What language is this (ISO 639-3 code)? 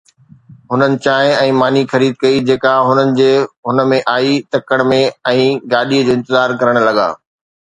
snd